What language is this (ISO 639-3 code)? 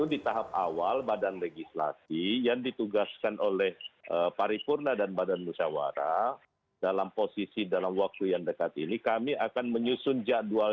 ind